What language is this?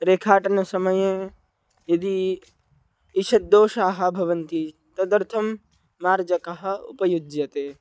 Sanskrit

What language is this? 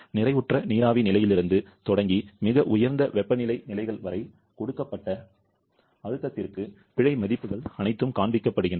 Tamil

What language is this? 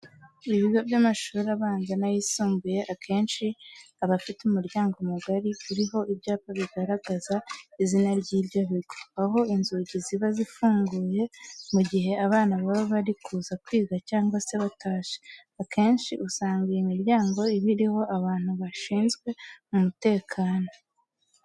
Kinyarwanda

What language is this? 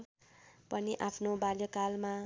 Nepali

